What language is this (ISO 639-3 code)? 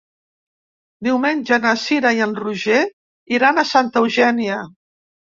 cat